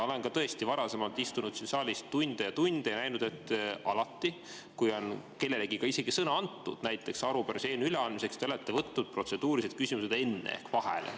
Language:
Estonian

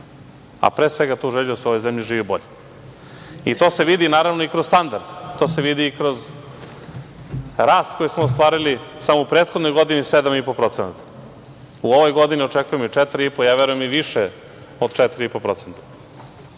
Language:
Serbian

